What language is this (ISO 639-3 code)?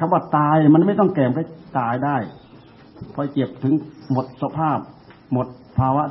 tha